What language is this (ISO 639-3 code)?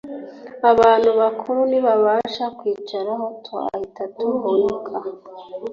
kin